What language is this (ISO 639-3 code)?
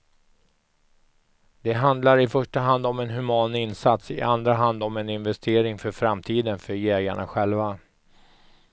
swe